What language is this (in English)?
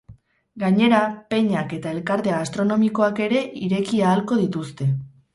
Basque